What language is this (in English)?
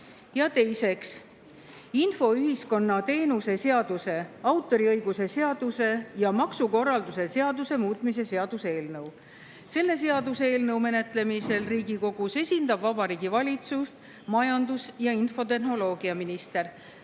Estonian